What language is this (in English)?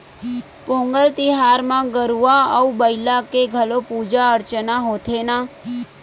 Chhattisgarhi